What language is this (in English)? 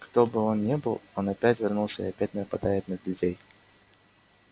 Russian